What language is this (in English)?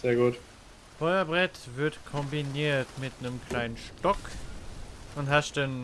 German